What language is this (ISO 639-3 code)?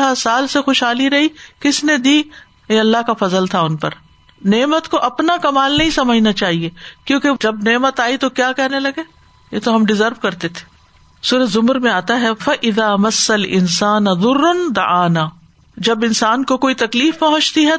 urd